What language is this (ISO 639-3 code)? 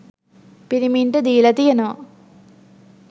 sin